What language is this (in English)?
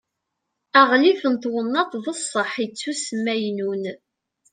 Kabyle